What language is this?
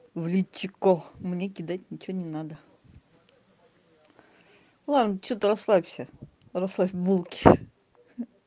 Russian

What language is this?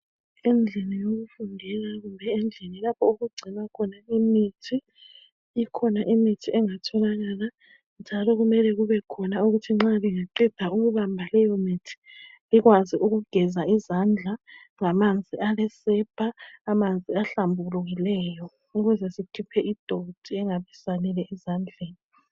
North Ndebele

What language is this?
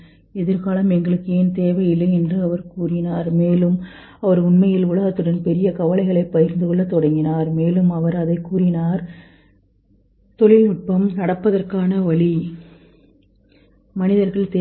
Tamil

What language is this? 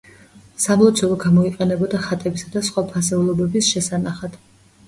Georgian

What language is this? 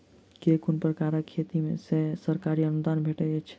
Maithili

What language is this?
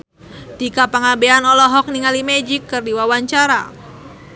Sundanese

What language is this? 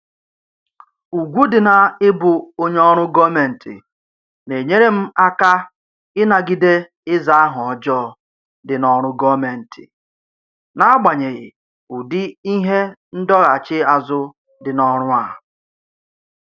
Igbo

